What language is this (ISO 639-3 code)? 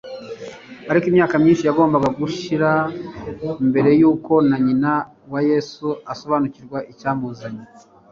kin